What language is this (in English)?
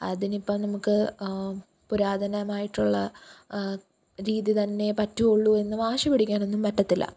Malayalam